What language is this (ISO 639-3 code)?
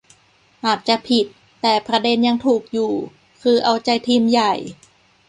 tha